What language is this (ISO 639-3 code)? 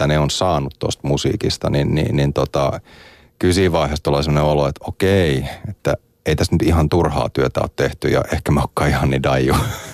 fin